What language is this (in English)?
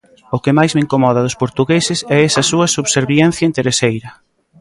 Galician